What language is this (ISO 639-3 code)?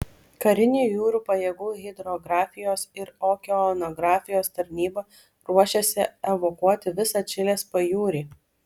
lit